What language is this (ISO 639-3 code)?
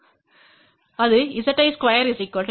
tam